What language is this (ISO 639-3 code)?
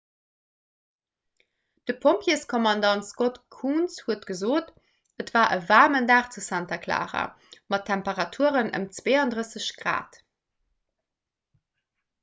ltz